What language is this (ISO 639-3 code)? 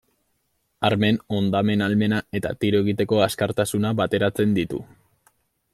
eus